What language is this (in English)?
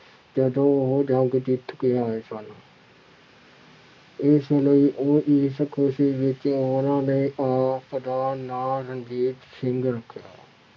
Punjabi